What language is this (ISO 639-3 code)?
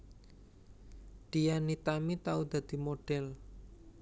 jav